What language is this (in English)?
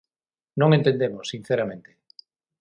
Galician